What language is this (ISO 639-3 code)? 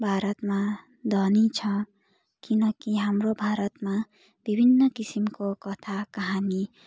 nep